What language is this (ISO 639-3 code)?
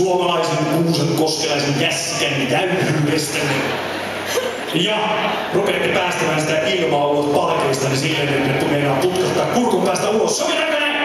fin